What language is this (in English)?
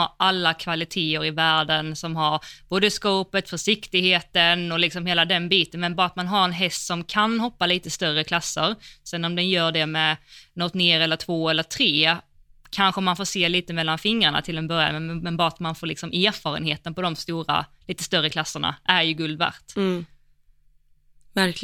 Swedish